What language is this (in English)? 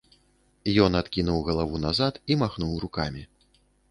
Belarusian